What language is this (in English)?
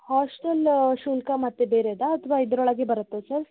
Kannada